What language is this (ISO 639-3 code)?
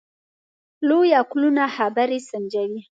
pus